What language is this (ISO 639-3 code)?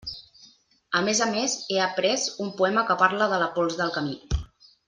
cat